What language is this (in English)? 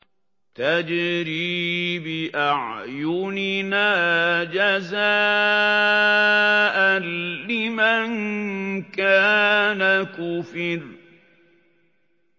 Arabic